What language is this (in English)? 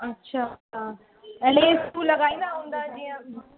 Sindhi